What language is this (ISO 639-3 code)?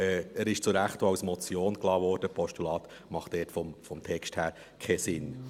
gsw